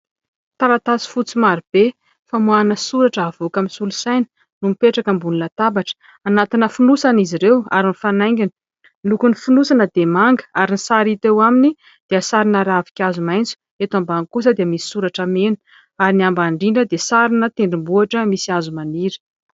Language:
Malagasy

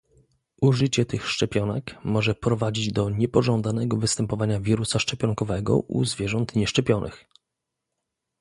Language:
Polish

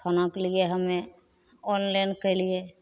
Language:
Maithili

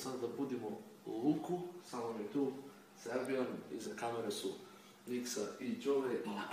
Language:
Latvian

